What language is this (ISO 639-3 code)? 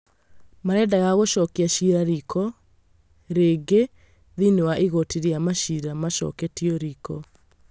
kik